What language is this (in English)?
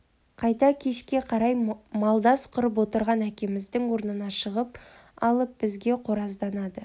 Kazakh